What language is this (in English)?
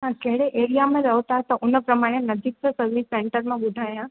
Sindhi